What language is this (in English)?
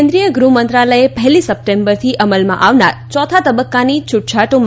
Gujarati